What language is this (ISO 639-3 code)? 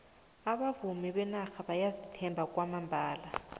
nbl